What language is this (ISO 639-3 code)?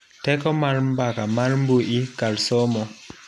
luo